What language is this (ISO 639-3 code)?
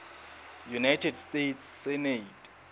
sot